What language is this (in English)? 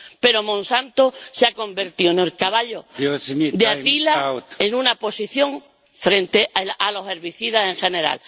Spanish